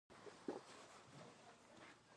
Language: Pashto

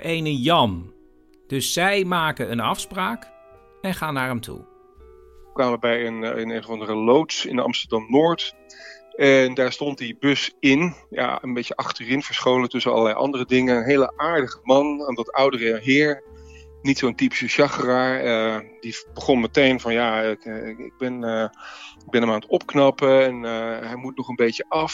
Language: Dutch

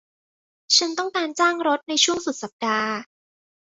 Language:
Thai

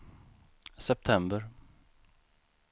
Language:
Swedish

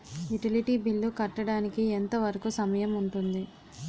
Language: Telugu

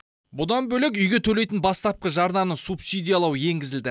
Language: Kazakh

